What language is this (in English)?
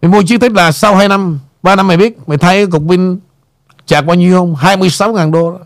Vietnamese